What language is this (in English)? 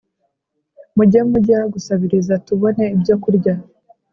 Kinyarwanda